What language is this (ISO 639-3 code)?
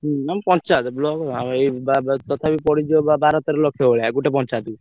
ori